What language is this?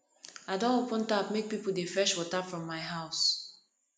Nigerian Pidgin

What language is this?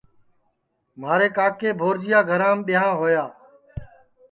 Sansi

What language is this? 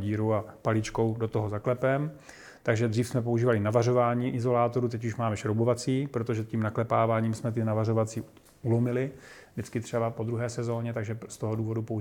Czech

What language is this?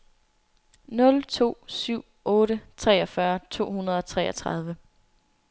Danish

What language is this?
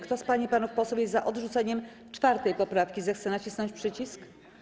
Polish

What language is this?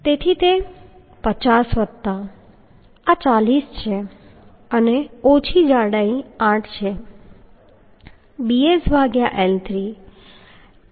Gujarati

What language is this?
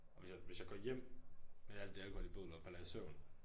Danish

